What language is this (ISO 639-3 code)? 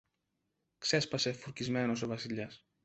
ell